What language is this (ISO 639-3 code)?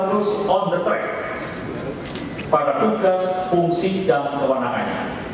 ind